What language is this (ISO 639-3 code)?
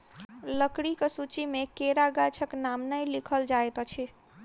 mai